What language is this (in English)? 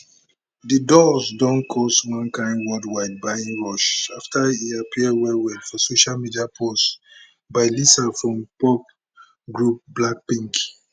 Nigerian Pidgin